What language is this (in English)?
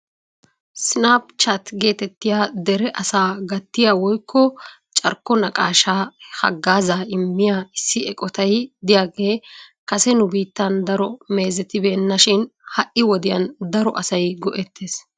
Wolaytta